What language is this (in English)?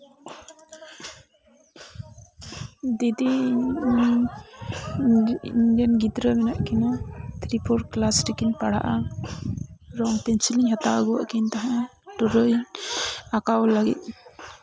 Santali